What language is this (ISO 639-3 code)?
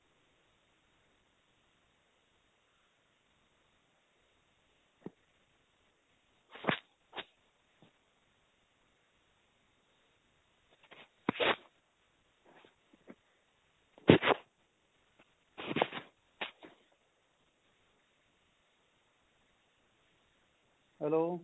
pan